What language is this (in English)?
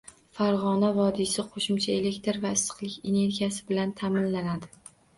Uzbek